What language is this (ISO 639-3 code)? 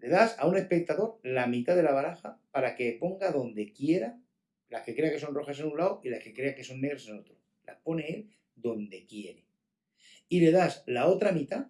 spa